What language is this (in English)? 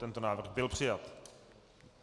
Czech